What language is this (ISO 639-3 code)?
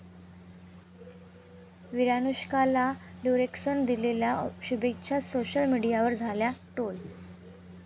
mar